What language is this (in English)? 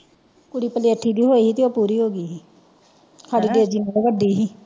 Punjabi